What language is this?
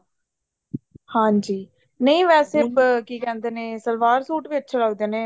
Punjabi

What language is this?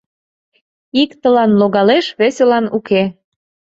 Mari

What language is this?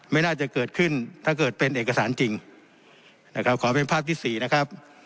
Thai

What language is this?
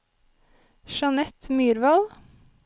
Norwegian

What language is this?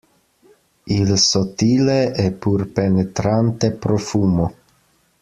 Italian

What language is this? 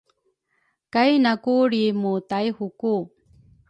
Rukai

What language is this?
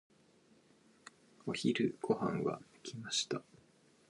Japanese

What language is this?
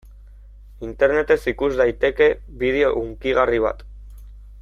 Basque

